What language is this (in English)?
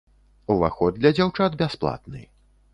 Belarusian